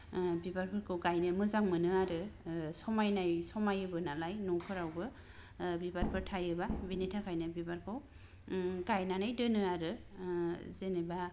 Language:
Bodo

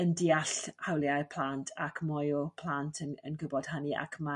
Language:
Welsh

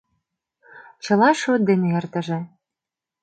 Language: Mari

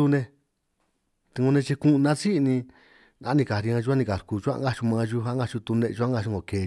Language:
San Martín Itunyoso Triqui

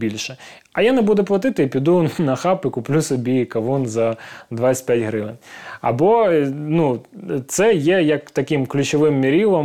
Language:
Ukrainian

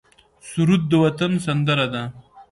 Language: Pashto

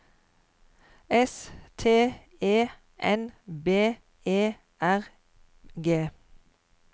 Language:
Norwegian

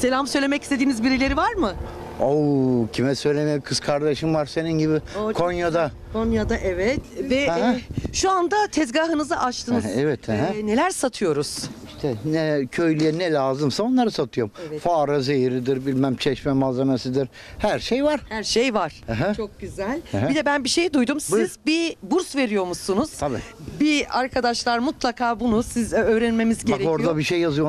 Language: Turkish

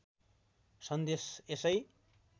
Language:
Nepali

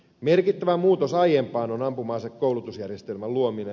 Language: Finnish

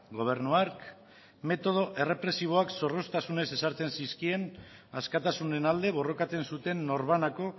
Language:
Basque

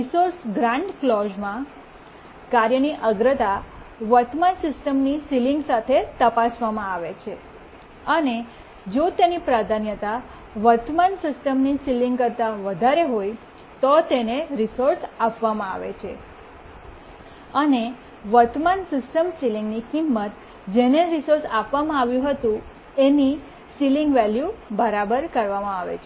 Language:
Gujarati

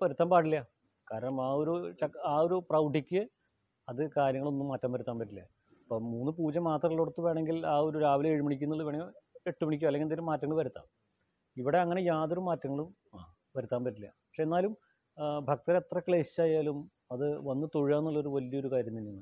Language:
Romanian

